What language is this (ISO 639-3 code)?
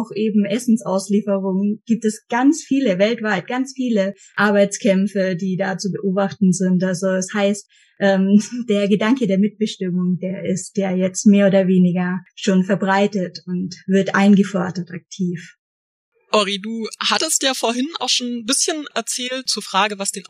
deu